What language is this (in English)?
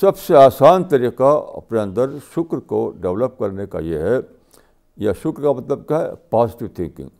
Urdu